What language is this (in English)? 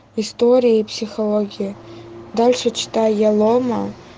Russian